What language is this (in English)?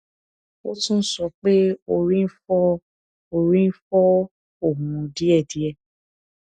Yoruba